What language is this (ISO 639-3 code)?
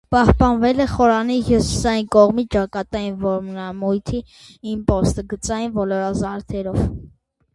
hye